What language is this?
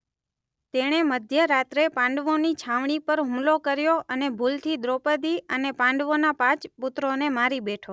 Gujarati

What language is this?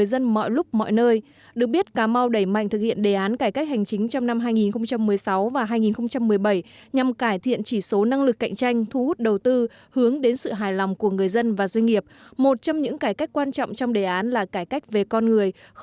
Vietnamese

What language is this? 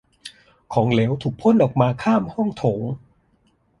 Thai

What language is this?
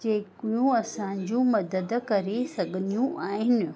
Sindhi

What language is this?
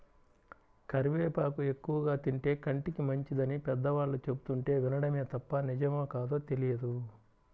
Telugu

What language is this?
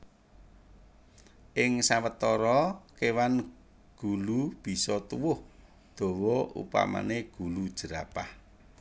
Javanese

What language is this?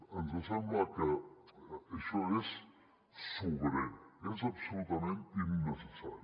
Catalan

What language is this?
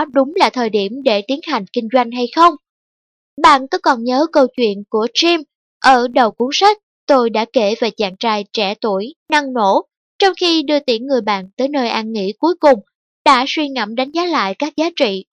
Vietnamese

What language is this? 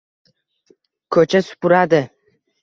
Uzbek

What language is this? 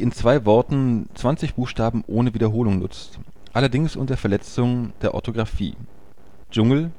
German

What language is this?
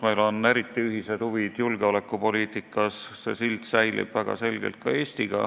Estonian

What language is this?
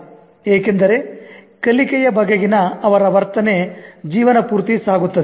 Kannada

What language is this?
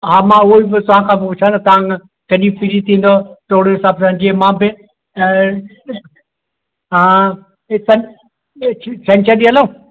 Sindhi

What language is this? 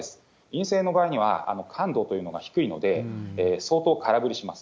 Japanese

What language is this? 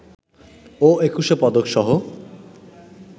Bangla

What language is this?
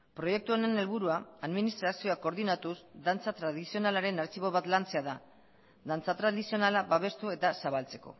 Basque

